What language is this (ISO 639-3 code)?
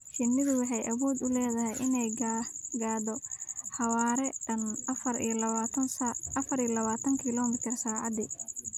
som